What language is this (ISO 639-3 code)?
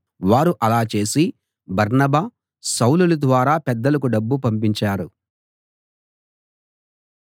tel